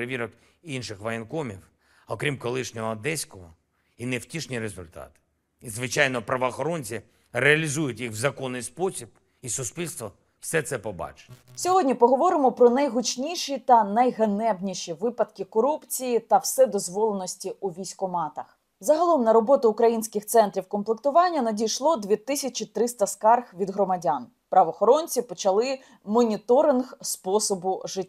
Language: Ukrainian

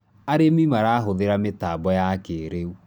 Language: Kikuyu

